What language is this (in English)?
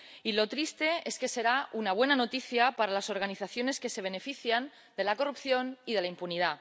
Spanish